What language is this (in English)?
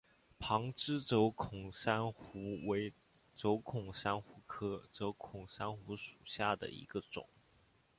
Chinese